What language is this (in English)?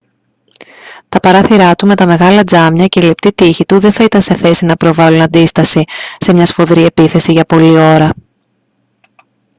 Greek